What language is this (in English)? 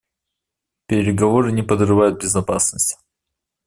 Russian